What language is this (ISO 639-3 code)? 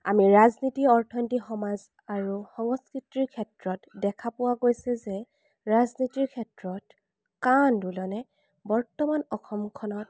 asm